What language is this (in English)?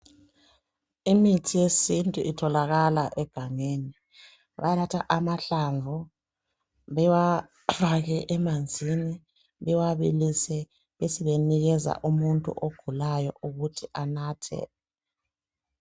North Ndebele